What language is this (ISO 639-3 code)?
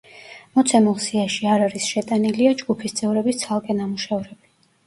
kat